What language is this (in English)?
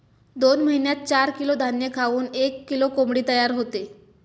Marathi